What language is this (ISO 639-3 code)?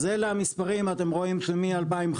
heb